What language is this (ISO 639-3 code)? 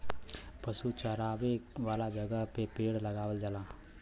bho